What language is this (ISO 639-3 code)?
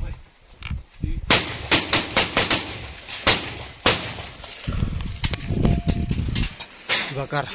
ind